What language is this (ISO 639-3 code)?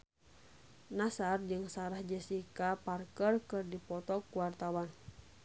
sun